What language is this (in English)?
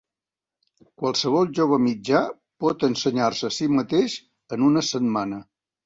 Catalan